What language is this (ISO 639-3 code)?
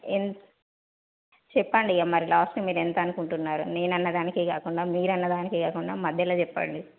tel